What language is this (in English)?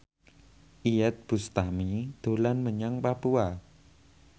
Javanese